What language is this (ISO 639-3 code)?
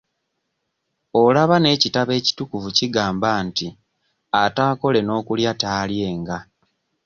lug